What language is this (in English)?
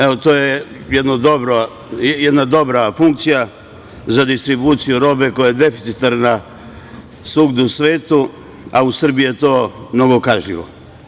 Serbian